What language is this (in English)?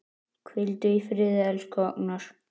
Icelandic